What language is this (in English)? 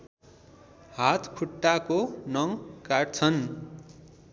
Nepali